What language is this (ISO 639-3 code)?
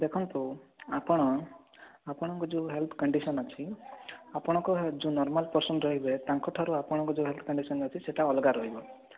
ori